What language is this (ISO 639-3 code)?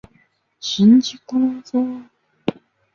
zho